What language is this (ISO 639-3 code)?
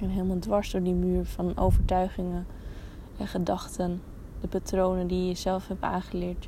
nld